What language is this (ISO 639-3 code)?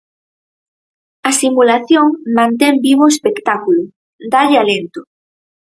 glg